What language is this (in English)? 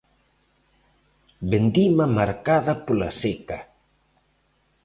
Galician